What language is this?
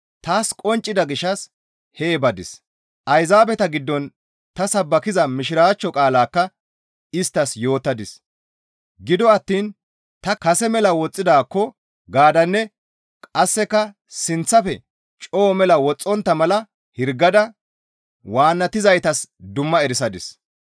Gamo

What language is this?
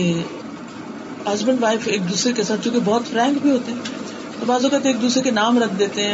Urdu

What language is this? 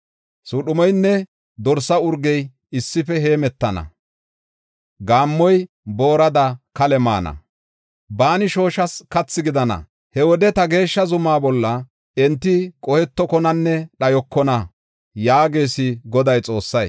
Gofa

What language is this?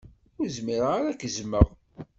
Kabyle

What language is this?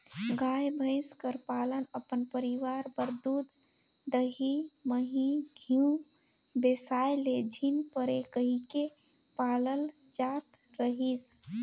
Chhattisgarhi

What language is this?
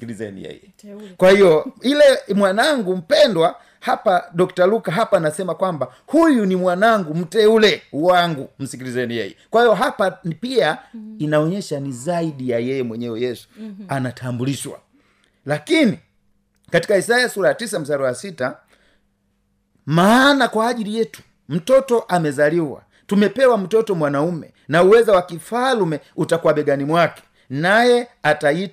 Swahili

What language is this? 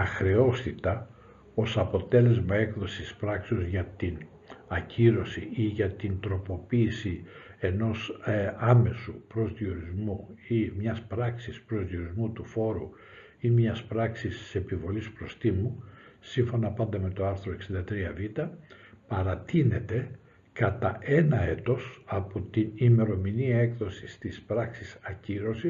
Greek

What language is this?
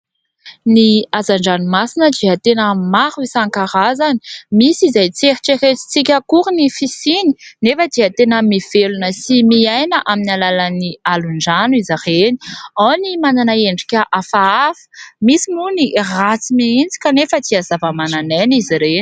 Malagasy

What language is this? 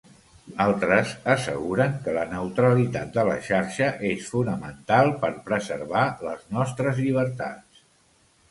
Catalan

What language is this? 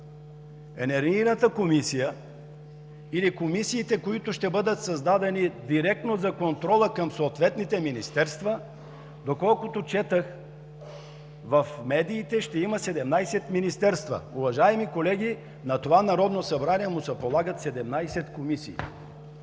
Bulgarian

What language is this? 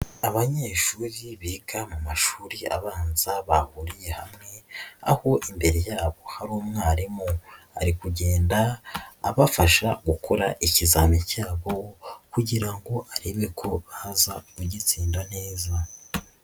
Kinyarwanda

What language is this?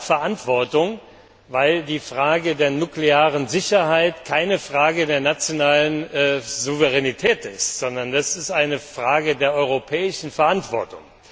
German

